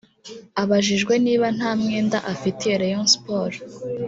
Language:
Kinyarwanda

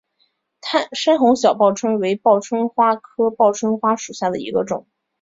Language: Chinese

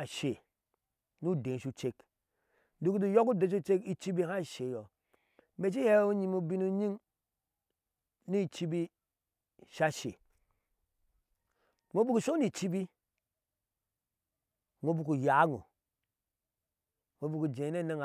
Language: Ashe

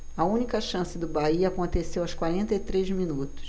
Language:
Portuguese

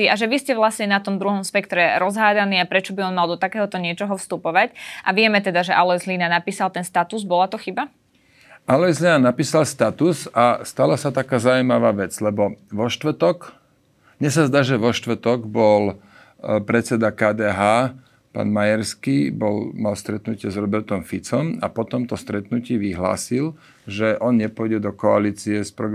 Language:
Slovak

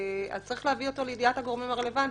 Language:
Hebrew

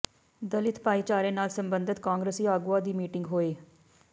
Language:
Punjabi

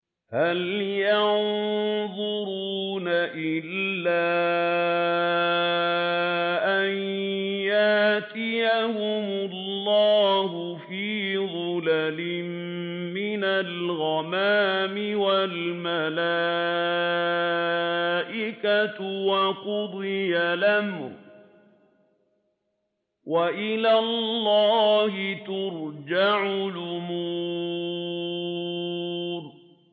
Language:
Arabic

